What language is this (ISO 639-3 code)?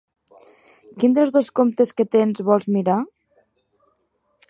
cat